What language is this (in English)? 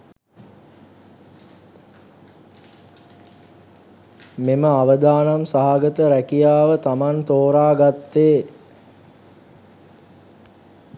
Sinhala